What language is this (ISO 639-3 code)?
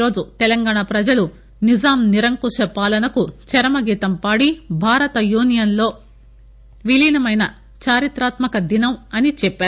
tel